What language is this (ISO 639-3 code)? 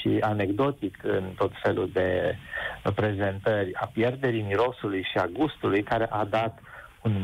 ron